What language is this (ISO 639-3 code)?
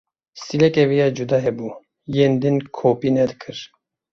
kur